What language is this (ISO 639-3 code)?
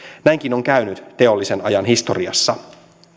fin